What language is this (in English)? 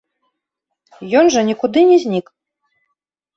Belarusian